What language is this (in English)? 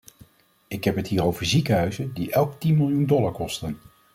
Dutch